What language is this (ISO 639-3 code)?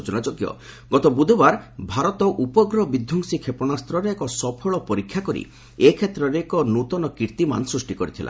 ori